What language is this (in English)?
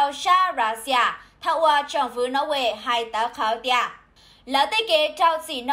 Vietnamese